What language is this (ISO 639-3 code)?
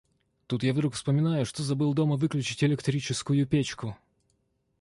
rus